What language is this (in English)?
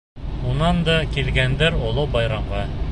Bashkir